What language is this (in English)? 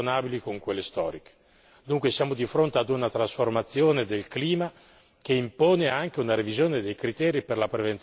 Italian